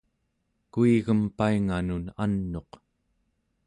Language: Central Yupik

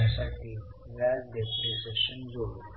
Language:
Marathi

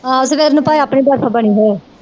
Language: Punjabi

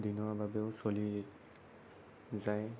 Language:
Assamese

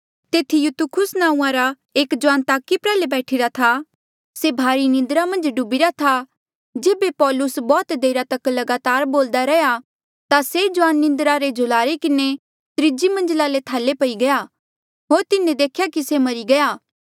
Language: Mandeali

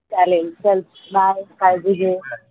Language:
Marathi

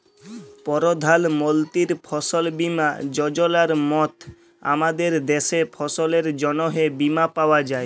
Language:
Bangla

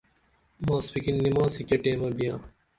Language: Dameli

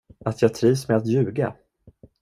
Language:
Swedish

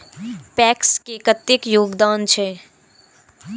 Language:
Maithili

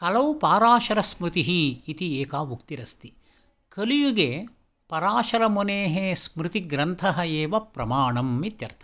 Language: Sanskrit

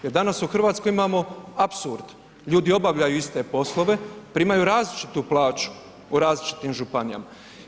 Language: Croatian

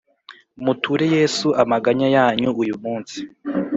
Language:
Kinyarwanda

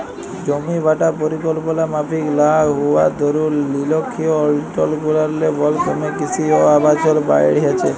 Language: Bangla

